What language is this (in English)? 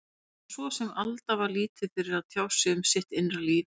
Icelandic